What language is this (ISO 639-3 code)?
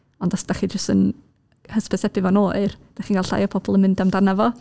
cym